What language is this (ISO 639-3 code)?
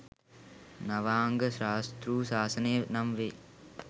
sin